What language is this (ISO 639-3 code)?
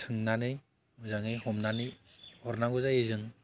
brx